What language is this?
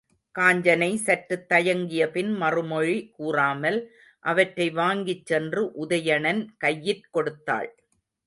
Tamil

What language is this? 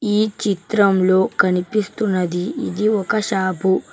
Telugu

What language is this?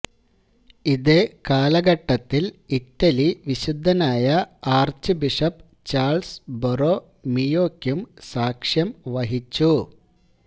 Malayalam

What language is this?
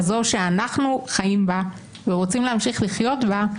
Hebrew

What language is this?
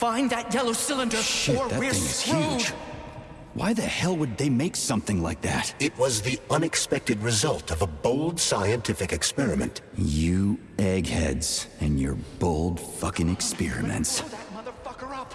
English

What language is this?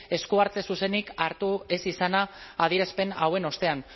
Basque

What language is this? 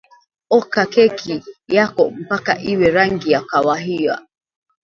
Swahili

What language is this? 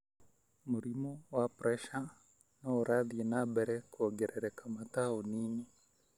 Kikuyu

